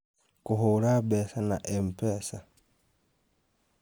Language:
Kikuyu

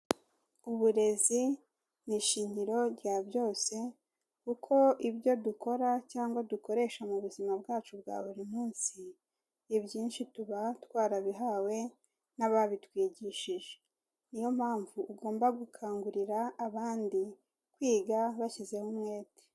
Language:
Kinyarwanda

